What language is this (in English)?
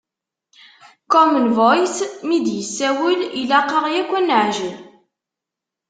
Kabyle